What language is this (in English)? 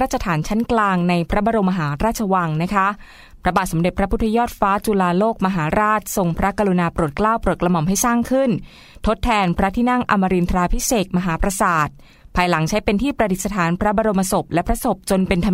Thai